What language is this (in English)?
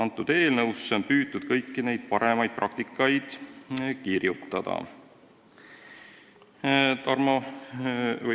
Estonian